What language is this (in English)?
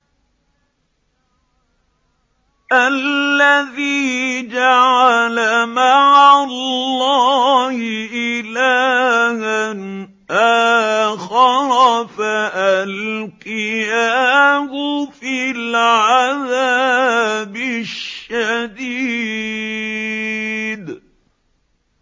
Arabic